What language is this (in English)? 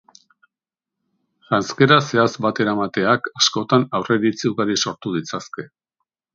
Basque